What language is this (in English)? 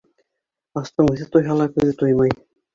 Bashkir